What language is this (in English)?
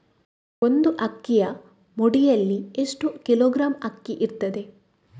Kannada